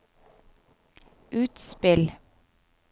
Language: Norwegian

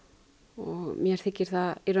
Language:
Icelandic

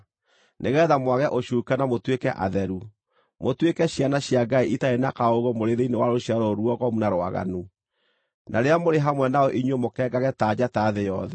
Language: Kikuyu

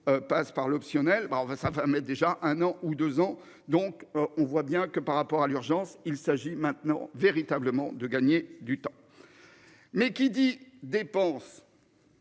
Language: French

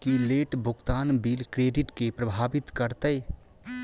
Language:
Maithili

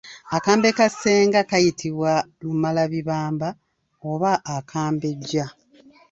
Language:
Ganda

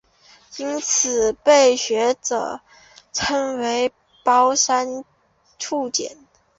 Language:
Chinese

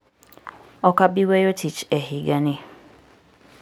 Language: Luo (Kenya and Tanzania)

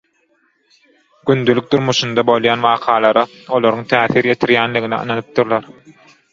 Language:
Turkmen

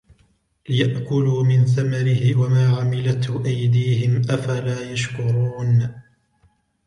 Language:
Arabic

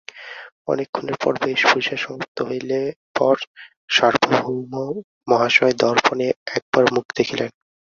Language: Bangla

